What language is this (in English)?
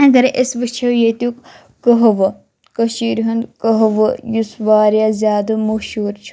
Kashmiri